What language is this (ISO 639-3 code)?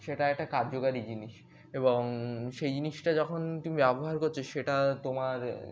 ben